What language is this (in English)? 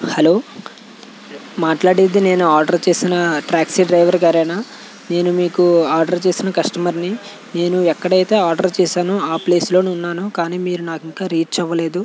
Telugu